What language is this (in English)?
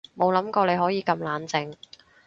Cantonese